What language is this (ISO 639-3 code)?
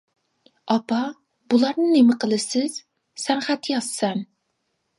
uig